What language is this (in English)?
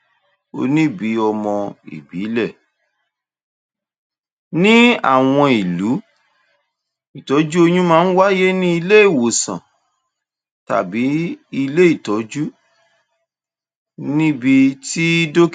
Yoruba